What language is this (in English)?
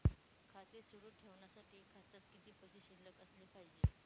Marathi